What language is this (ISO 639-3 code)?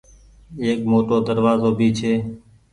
gig